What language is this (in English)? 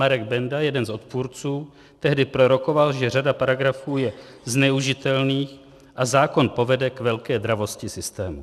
Czech